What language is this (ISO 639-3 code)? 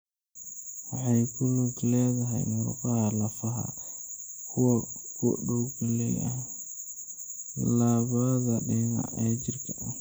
som